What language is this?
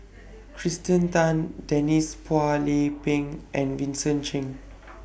English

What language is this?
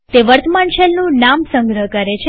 Gujarati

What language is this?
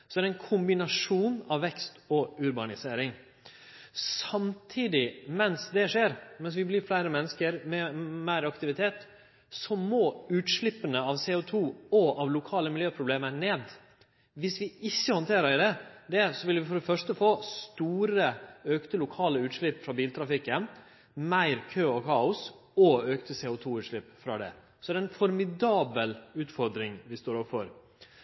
Norwegian Nynorsk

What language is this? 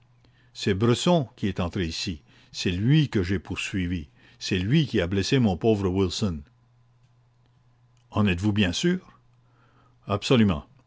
French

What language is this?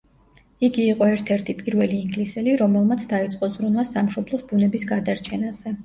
Georgian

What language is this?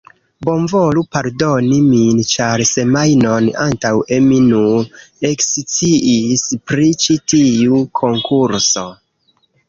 Esperanto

